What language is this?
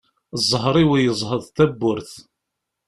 Kabyle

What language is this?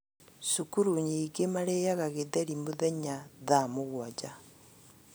Kikuyu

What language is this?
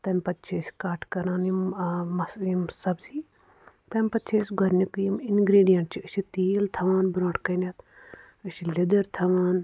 Kashmiri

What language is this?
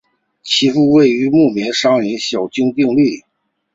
Chinese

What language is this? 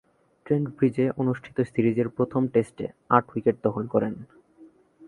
Bangla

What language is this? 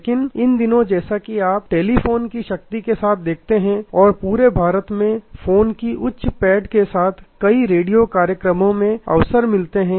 Hindi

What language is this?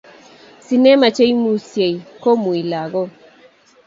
Kalenjin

